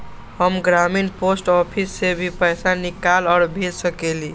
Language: Magahi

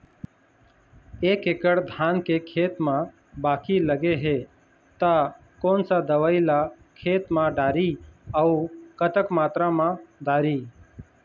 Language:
Chhattisgarhi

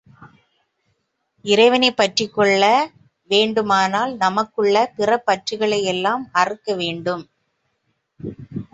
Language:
Tamil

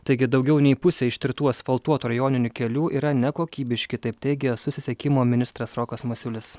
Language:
Lithuanian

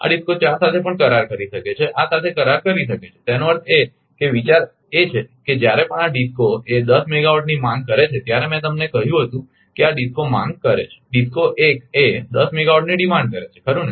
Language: Gujarati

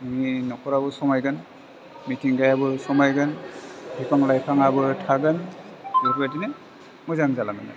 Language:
Bodo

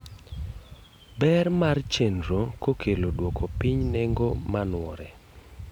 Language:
Luo (Kenya and Tanzania)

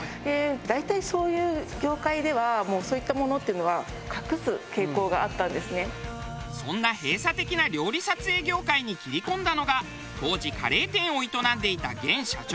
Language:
Japanese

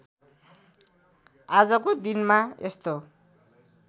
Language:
Nepali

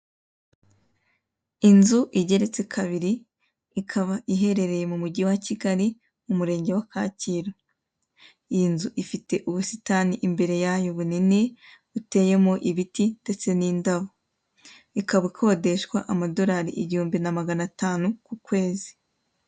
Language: Kinyarwanda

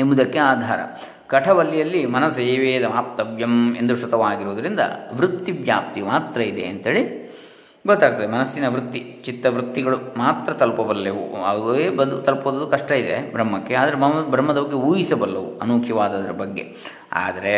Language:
Kannada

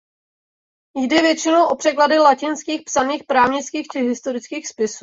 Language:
Czech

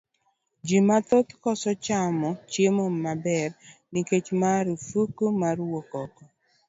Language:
Luo (Kenya and Tanzania)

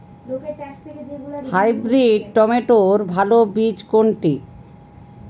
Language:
Bangla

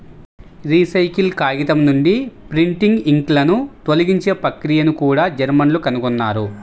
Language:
Telugu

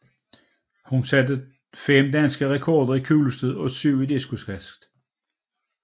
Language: Danish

